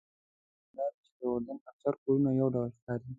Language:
Pashto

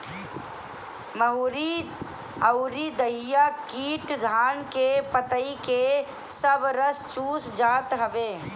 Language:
Bhojpuri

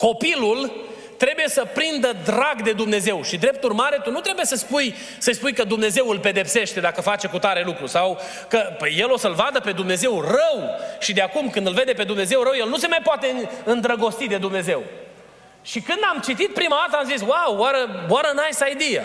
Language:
Romanian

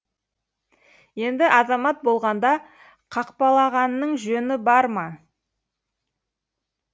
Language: Kazakh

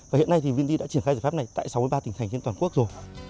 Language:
Vietnamese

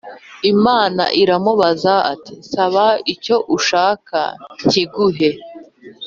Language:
Kinyarwanda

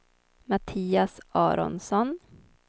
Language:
Swedish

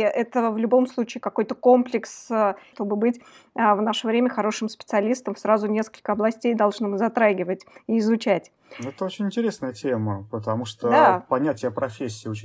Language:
Russian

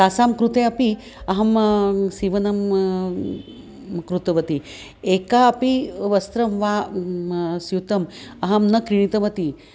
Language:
Sanskrit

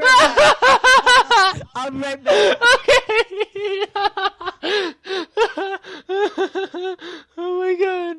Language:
English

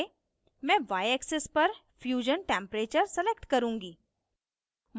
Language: Hindi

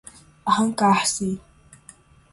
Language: Portuguese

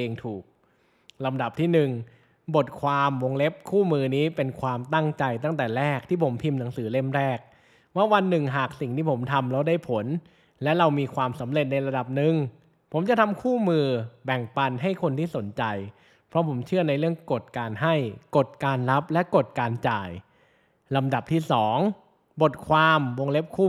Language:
Thai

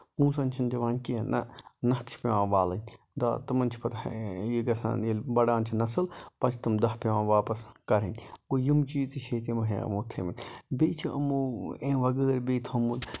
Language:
Kashmiri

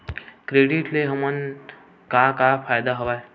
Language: Chhattisgarhi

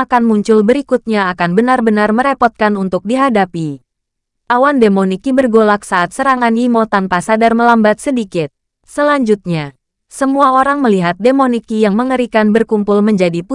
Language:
Indonesian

